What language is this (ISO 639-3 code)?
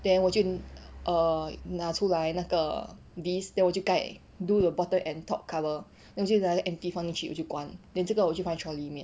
eng